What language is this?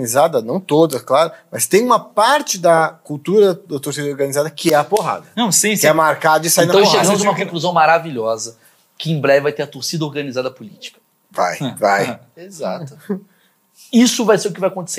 Portuguese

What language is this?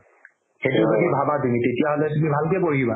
Assamese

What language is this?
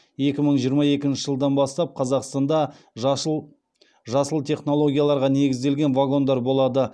Kazakh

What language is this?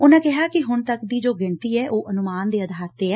Punjabi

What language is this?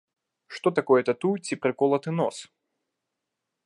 Belarusian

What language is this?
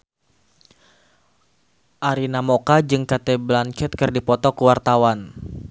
Sundanese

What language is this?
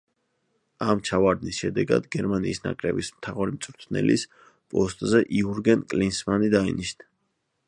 Georgian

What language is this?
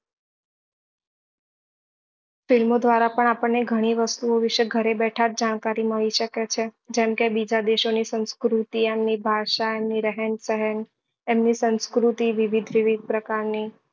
Gujarati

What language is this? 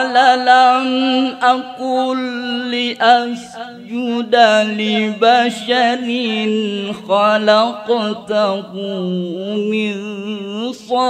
Arabic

